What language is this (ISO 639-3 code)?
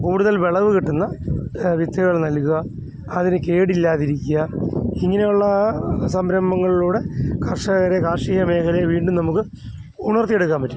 mal